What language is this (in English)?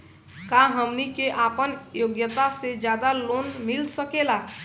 Bhojpuri